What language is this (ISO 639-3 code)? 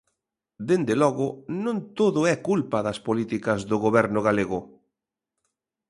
glg